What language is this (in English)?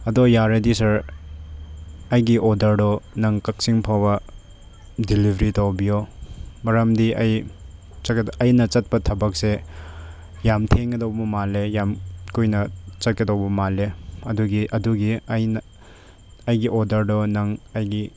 Manipuri